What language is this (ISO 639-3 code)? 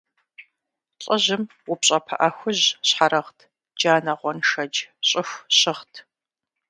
kbd